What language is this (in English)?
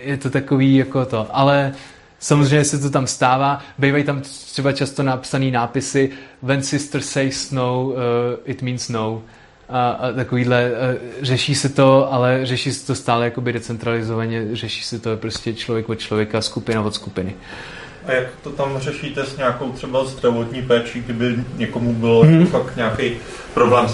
Czech